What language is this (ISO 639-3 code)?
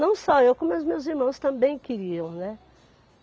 por